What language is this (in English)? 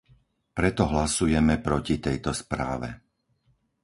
Slovak